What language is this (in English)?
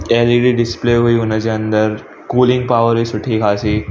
Sindhi